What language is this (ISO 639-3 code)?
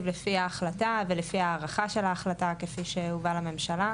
heb